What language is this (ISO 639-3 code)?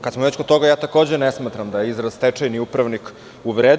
srp